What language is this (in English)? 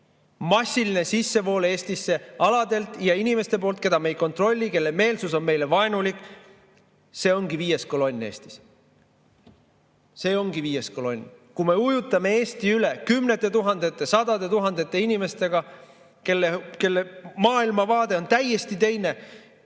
Estonian